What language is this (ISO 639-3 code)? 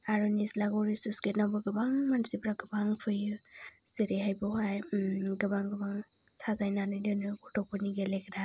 brx